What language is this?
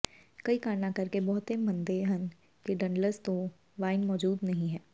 Punjabi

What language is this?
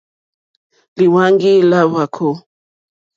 Mokpwe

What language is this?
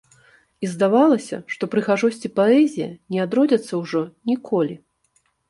Belarusian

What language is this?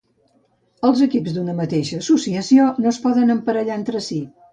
Catalan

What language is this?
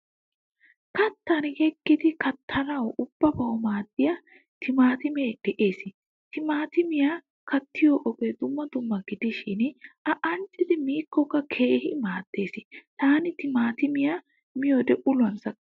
Wolaytta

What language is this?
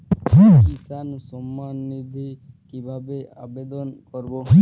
Bangla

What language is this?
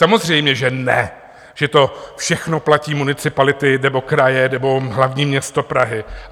Czech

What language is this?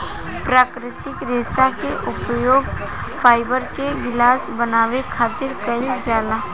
Bhojpuri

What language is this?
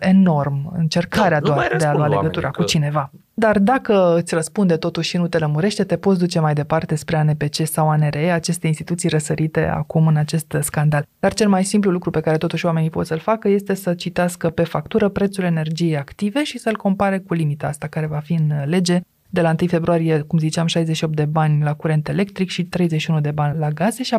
Romanian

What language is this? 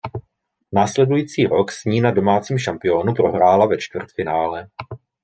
Czech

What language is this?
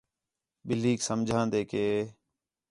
Khetrani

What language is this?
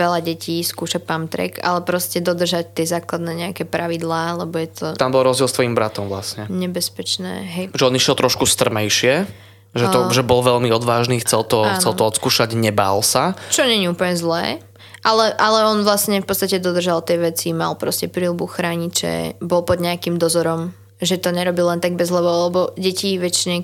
Slovak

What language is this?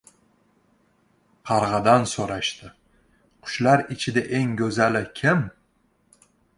Uzbek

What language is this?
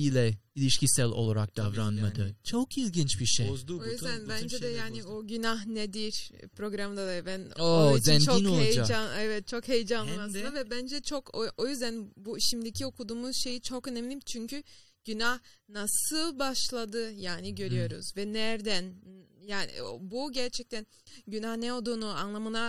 Turkish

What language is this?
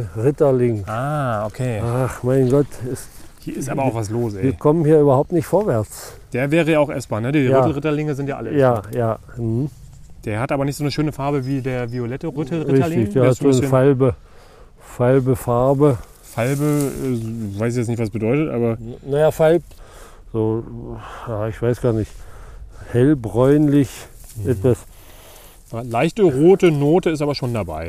German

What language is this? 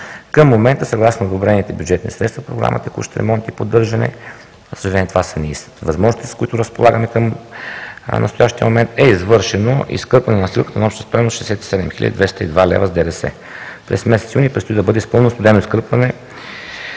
Bulgarian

